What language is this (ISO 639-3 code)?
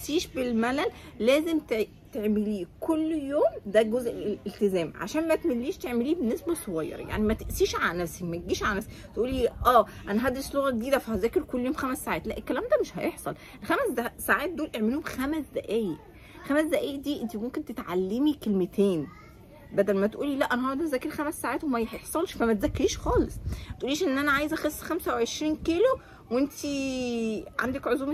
ara